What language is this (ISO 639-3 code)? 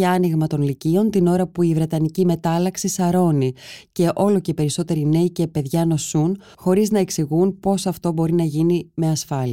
ell